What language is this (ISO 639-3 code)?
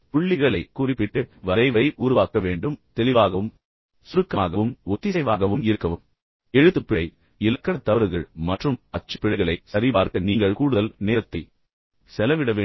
tam